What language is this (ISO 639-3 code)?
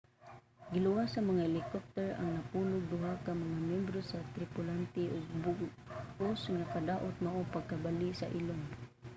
ceb